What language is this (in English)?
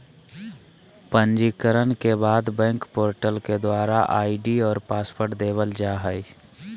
Magahi